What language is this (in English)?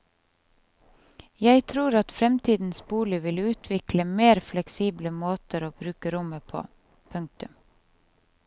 Norwegian